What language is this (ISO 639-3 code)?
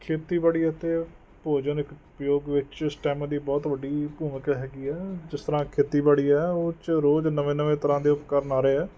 pan